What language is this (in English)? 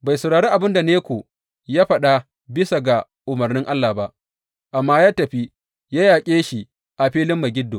Hausa